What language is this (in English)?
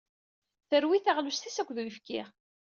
Kabyle